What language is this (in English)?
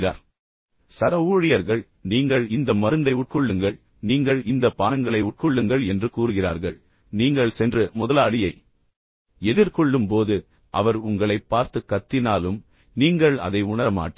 Tamil